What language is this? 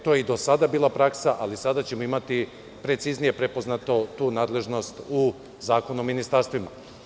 Serbian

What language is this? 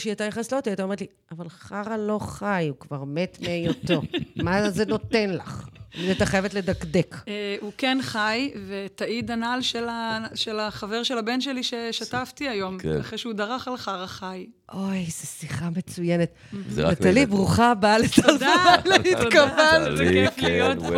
Hebrew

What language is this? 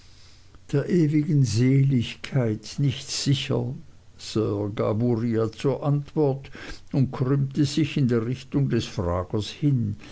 German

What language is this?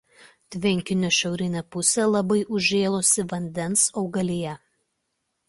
Lithuanian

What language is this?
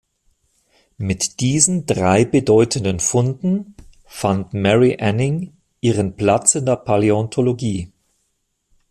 German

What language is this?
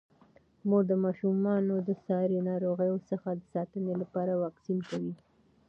Pashto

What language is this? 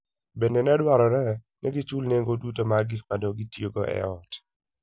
Luo (Kenya and Tanzania)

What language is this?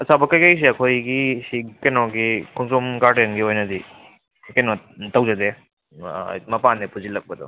Manipuri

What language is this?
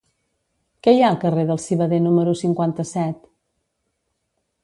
Catalan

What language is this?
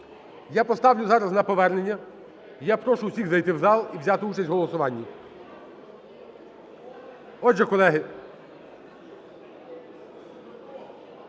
Ukrainian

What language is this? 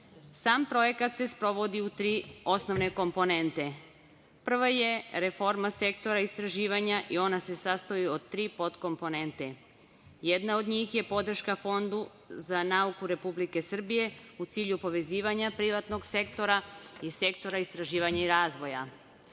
Serbian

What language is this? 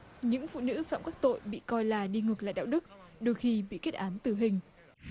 Vietnamese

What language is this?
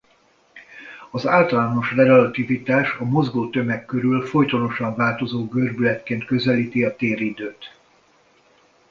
Hungarian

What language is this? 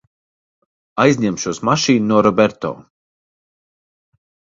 Latvian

